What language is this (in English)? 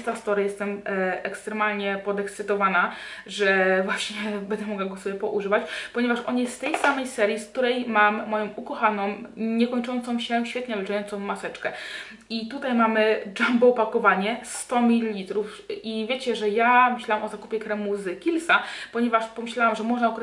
Polish